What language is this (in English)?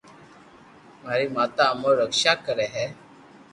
Loarki